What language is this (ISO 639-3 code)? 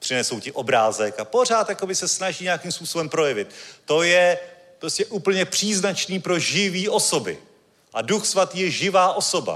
ces